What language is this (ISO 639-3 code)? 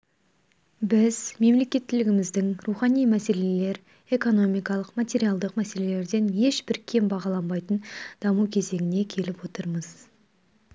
kaz